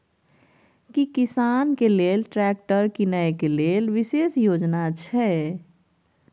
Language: Maithili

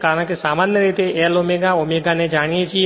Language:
Gujarati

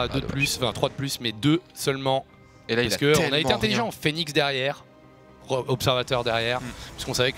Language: French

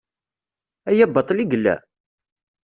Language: Kabyle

